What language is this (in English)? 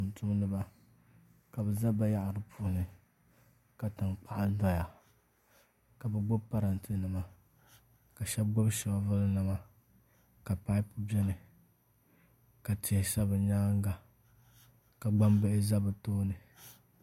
Dagbani